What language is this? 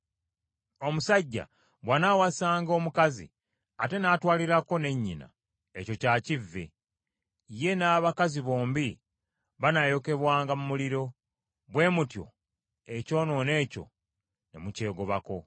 Ganda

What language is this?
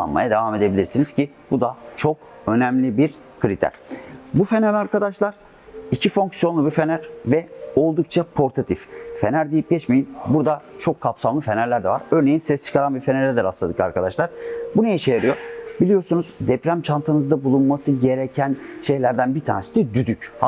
Turkish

